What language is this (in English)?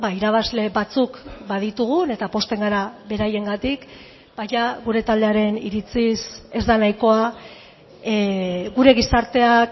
Basque